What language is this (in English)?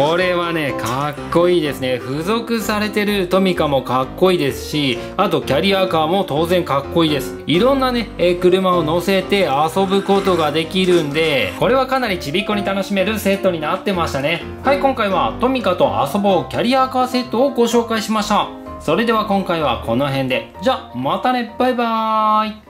Japanese